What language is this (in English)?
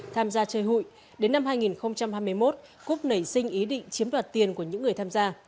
Vietnamese